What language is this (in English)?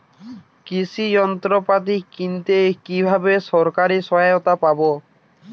Bangla